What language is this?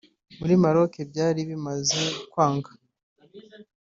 Kinyarwanda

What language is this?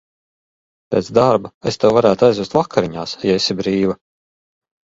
Latvian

